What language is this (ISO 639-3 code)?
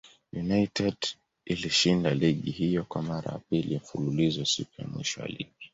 swa